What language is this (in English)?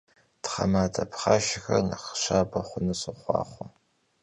Kabardian